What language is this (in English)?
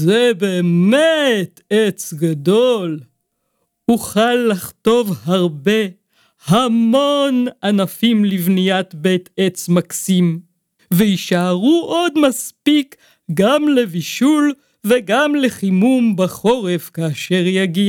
Hebrew